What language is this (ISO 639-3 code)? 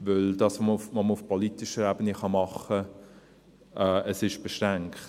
gsw